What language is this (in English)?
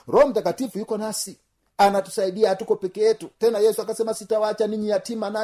Swahili